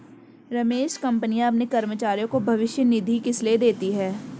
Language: Hindi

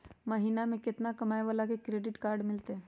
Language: Magahi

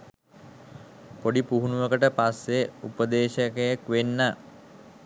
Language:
Sinhala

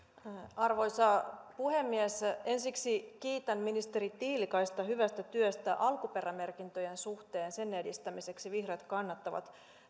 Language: Finnish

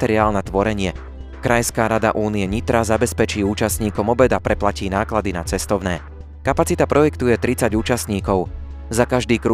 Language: Slovak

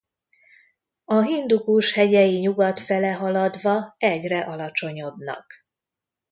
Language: Hungarian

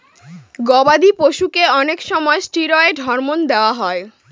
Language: Bangla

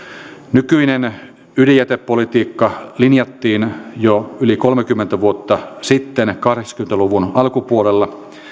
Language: Finnish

